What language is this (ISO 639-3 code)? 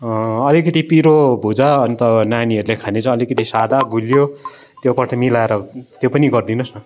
nep